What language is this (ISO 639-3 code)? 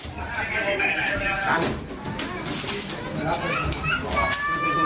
tha